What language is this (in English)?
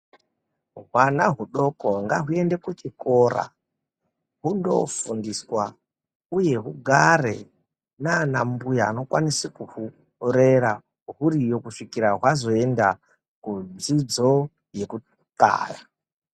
Ndau